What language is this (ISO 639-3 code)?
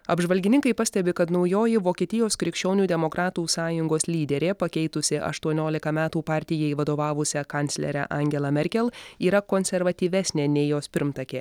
lit